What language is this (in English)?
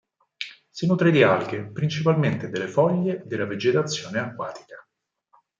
Italian